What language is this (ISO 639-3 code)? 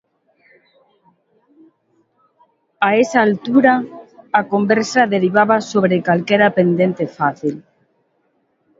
glg